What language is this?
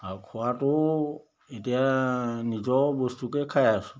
Assamese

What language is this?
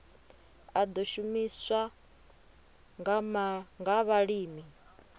Venda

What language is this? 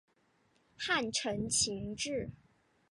Chinese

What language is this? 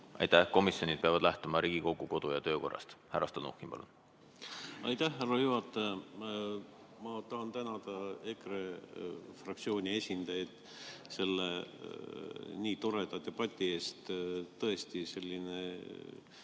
Estonian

